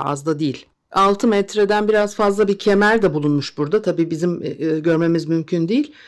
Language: Turkish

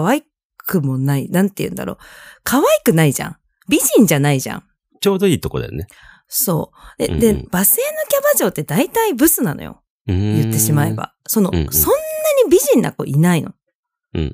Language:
Japanese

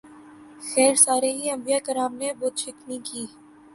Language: Urdu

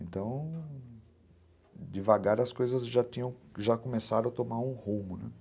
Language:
Portuguese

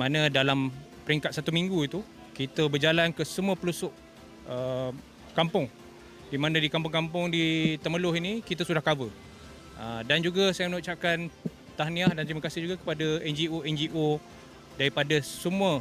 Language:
Malay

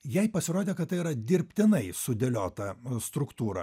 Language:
Lithuanian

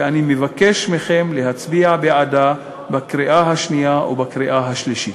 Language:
Hebrew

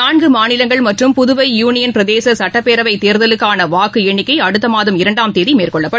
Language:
Tamil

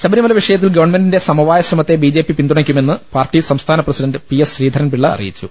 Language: Malayalam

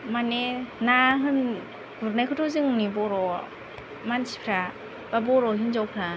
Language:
Bodo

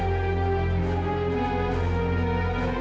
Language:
Indonesian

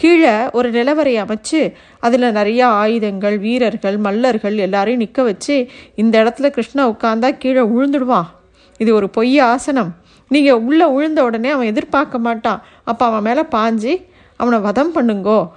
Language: Tamil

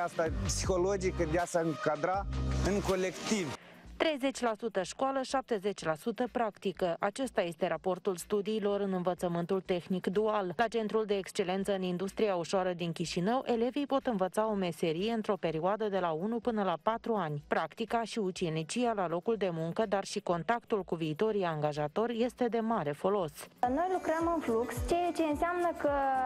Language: Romanian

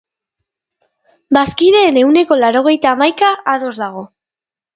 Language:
Basque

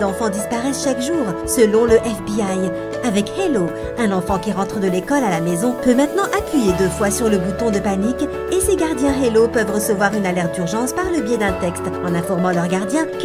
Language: French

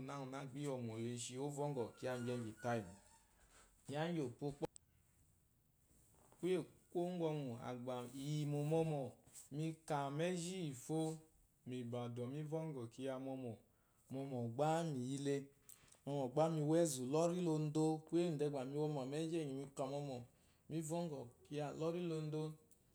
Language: Eloyi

